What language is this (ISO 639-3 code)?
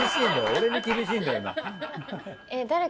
jpn